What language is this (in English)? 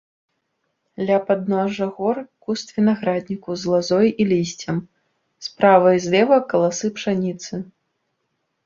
Belarusian